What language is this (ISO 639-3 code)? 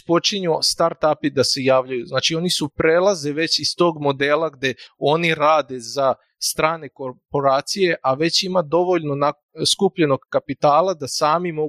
hrv